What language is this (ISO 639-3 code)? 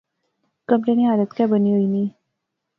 phr